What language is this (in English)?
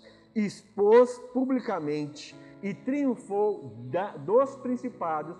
Portuguese